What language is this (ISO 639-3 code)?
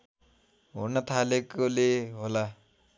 nep